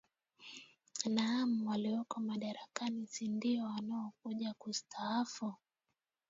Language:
Swahili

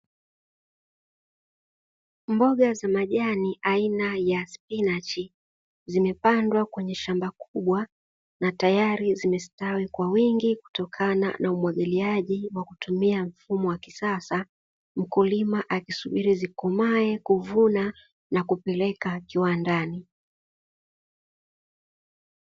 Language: Swahili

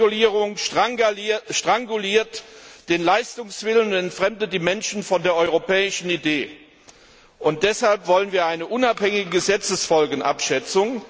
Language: German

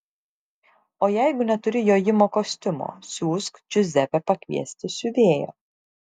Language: Lithuanian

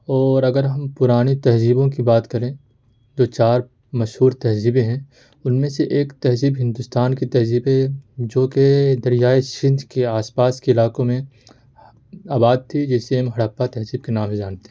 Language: Urdu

